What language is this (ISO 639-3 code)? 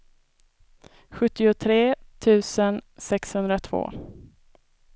swe